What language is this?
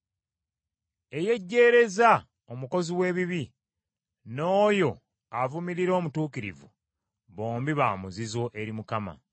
Ganda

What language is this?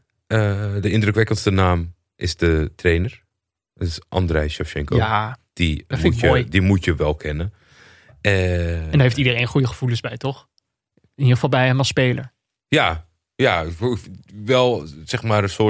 Dutch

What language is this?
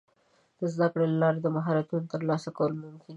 Pashto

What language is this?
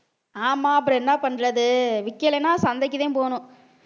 Tamil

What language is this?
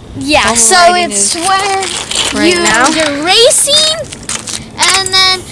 English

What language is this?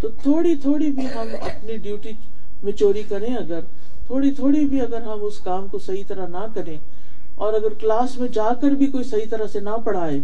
Urdu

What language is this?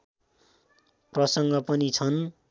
Nepali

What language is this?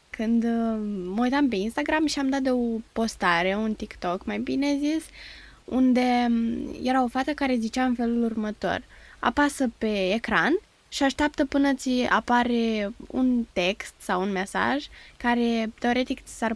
Romanian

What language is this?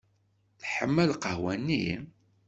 Kabyle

